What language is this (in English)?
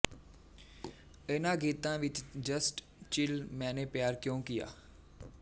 Punjabi